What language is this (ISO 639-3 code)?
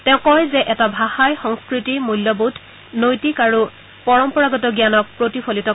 asm